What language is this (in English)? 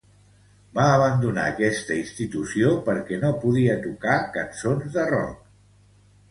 Catalan